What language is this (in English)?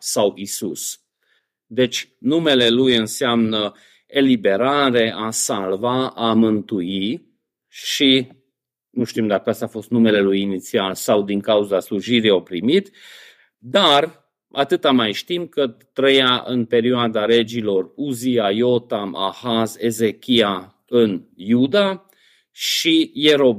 Romanian